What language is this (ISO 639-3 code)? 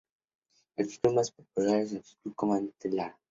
spa